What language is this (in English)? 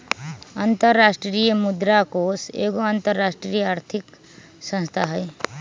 Magahi